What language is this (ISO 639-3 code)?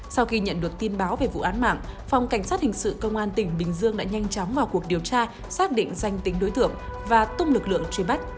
vie